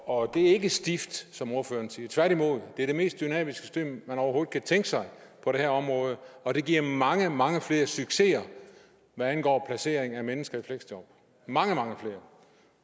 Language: Danish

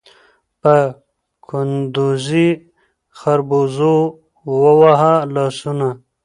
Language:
Pashto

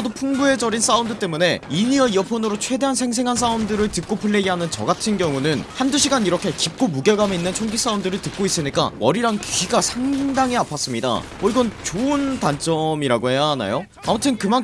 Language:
Korean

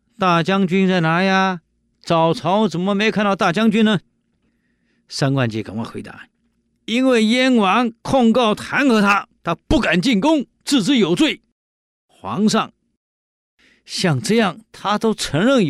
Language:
Chinese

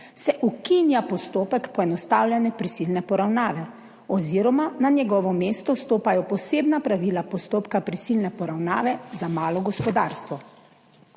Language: Slovenian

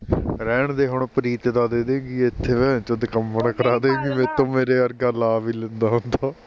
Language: Punjabi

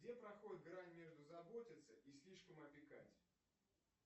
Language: Russian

